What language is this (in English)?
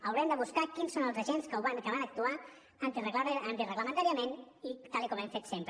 Catalan